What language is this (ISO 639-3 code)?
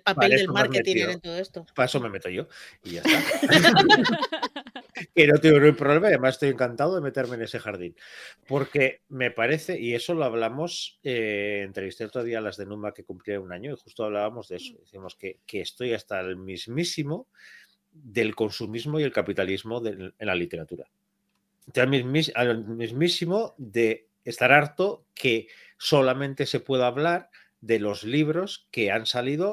spa